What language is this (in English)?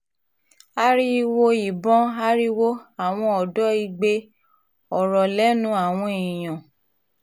Yoruba